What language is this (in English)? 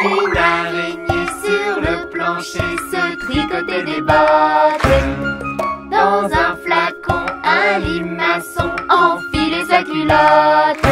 French